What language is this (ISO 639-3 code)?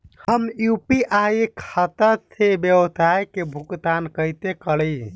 bho